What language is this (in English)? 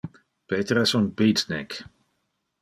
Interlingua